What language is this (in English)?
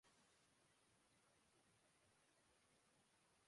Urdu